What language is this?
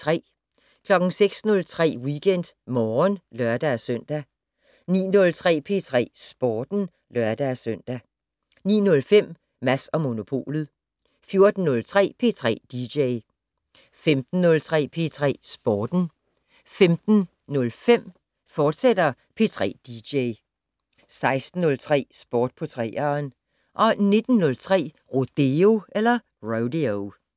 Danish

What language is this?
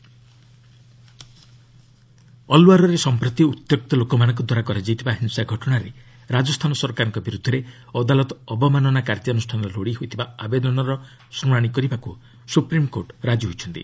Odia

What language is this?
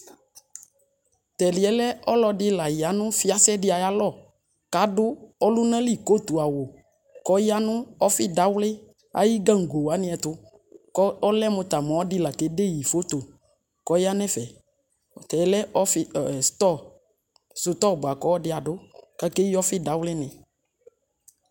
Ikposo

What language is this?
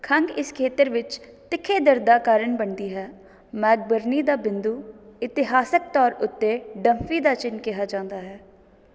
Punjabi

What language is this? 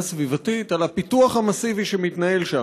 Hebrew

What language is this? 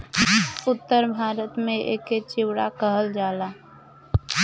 Bhojpuri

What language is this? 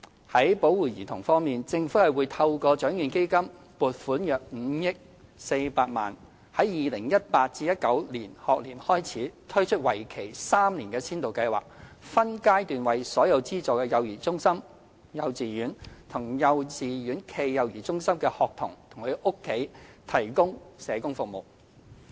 Cantonese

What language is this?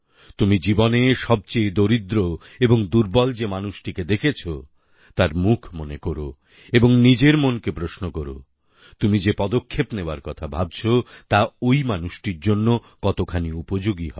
Bangla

